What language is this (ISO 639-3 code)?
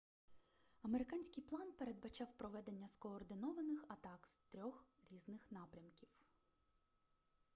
ukr